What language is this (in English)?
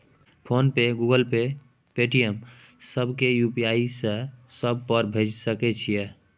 Maithili